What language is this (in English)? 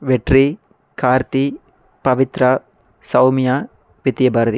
Tamil